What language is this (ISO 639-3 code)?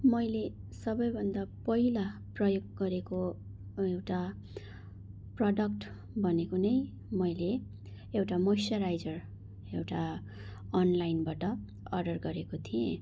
nep